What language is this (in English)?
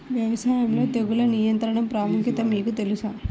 Telugu